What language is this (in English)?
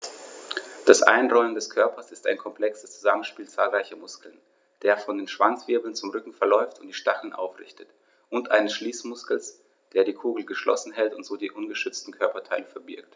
German